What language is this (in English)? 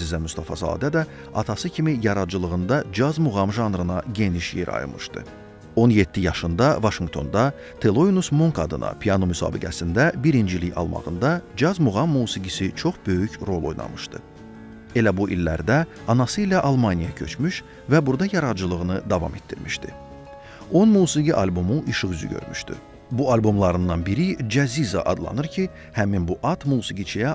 Turkish